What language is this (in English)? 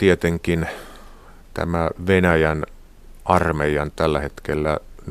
Finnish